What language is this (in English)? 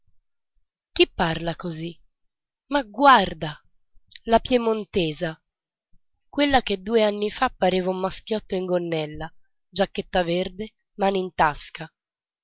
Italian